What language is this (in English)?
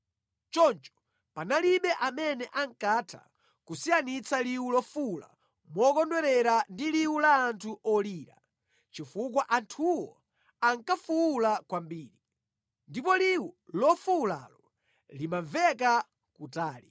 Nyanja